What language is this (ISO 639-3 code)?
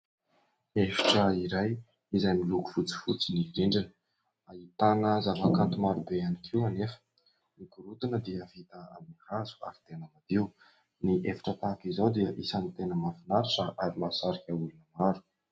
mlg